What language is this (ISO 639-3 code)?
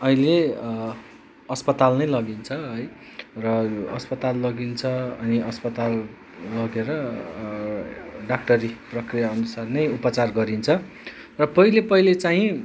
nep